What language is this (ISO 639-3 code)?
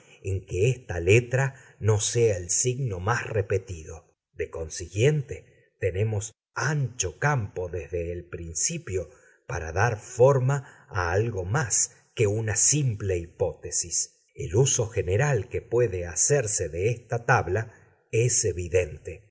spa